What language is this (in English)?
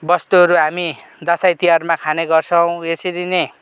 Nepali